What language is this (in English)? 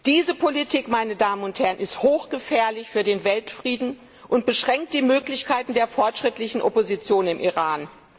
German